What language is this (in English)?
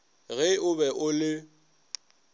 Northern Sotho